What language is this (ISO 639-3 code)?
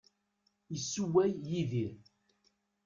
kab